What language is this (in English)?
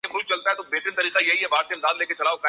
Urdu